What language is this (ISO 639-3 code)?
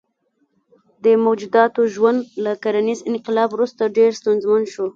pus